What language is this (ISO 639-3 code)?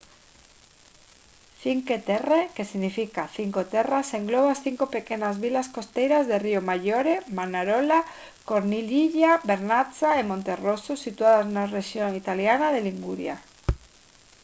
glg